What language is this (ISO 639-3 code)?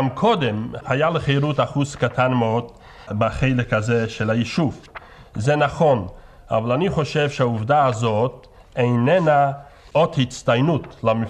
heb